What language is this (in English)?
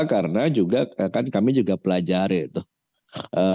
Indonesian